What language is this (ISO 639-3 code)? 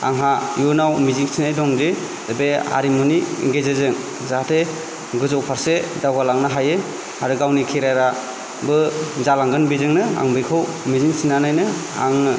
brx